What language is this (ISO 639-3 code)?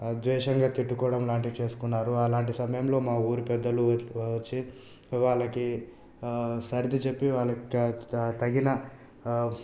tel